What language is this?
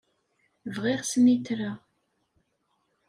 Kabyle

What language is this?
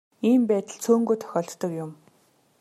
Mongolian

